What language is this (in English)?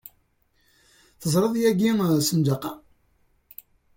Kabyle